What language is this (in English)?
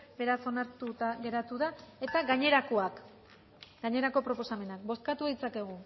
Basque